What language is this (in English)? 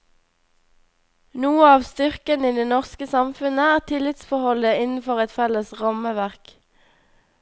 Norwegian